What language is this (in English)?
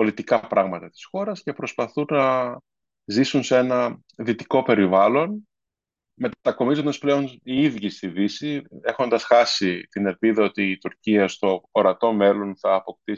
Greek